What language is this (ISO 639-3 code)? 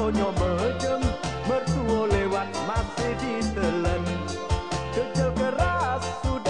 msa